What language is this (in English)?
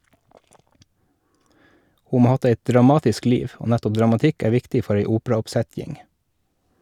Norwegian